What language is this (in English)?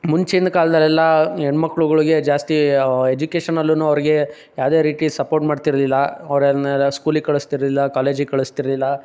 Kannada